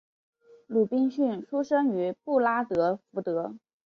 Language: Chinese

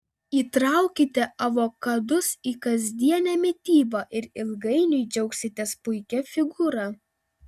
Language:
Lithuanian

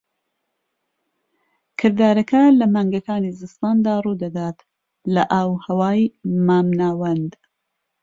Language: Central Kurdish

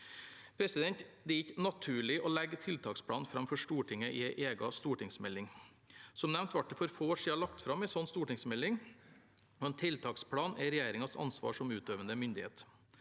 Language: Norwegian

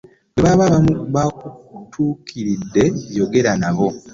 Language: Ganda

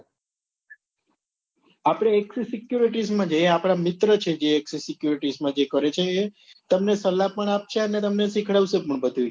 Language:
Gujarati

